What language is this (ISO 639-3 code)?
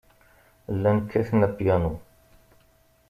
kab